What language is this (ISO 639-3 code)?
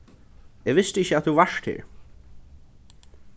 fao